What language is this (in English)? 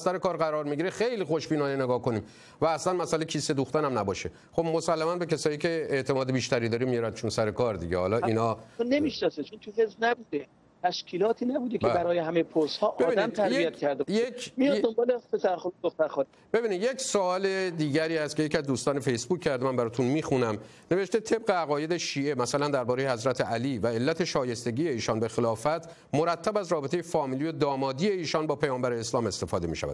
Persian